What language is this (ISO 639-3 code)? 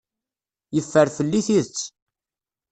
kab